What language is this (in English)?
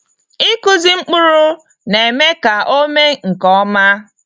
Igbo